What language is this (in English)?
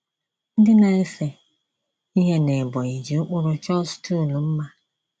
Igbo